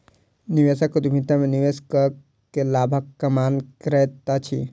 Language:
Maithili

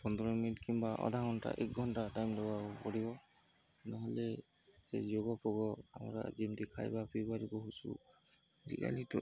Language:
Odia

